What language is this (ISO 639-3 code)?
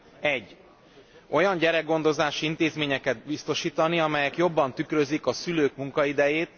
hun